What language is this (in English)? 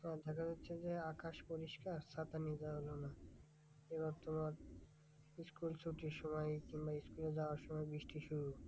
Bangla